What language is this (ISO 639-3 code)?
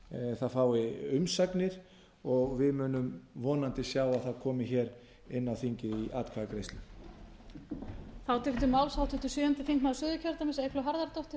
isl